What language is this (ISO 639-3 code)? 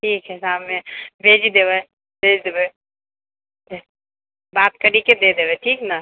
mai